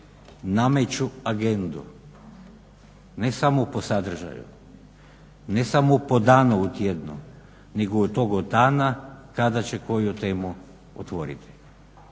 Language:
Croatian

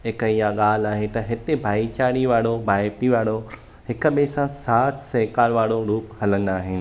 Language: Sindhi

